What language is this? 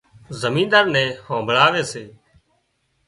Wadiyara Koli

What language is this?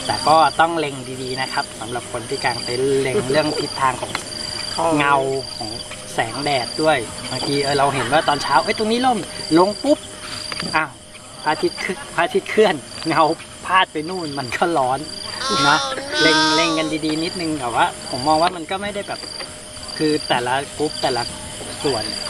Thai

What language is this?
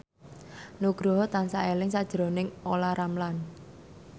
Javanese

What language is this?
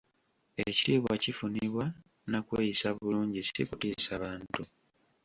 Ganda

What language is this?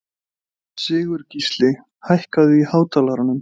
Icelandic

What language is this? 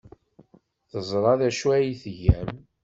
Kabyle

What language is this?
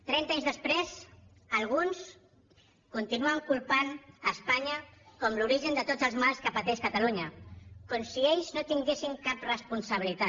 Catalan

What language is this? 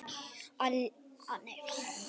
Icelandic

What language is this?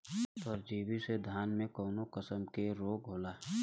Bhojpuri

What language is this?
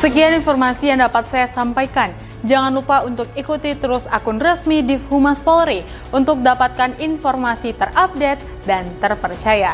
Indonesian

